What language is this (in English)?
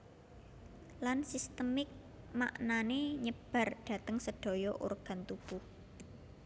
Javanese